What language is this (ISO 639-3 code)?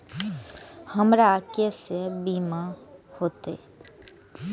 mai